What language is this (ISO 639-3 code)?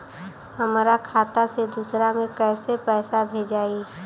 bho